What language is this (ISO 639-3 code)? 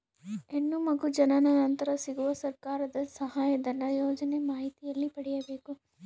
kan